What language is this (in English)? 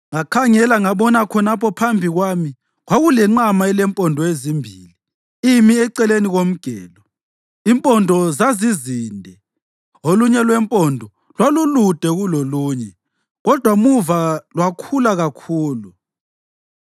North Ndebele